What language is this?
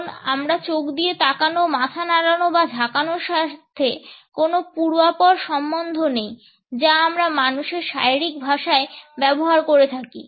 Bangla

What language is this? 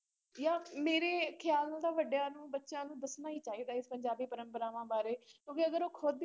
Punjabi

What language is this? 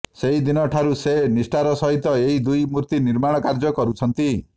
Odia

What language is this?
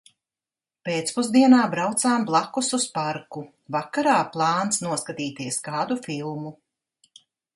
Latvian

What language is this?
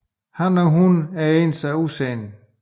Danish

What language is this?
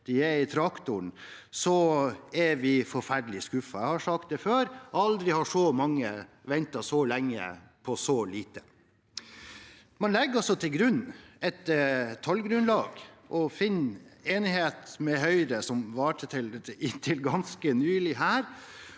Norwegian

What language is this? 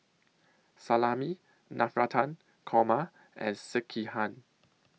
English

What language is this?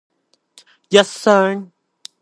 Cantonese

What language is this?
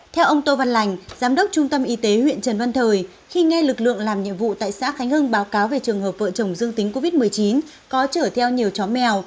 Vietnamese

